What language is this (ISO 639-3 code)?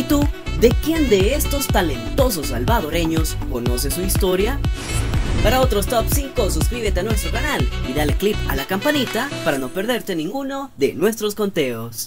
spa